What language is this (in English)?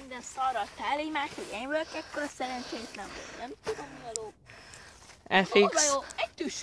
Hungarian